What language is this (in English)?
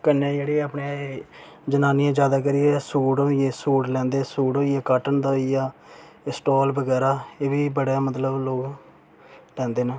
Dogri